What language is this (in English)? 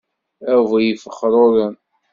Kabyle